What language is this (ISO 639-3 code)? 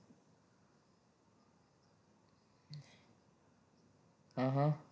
guj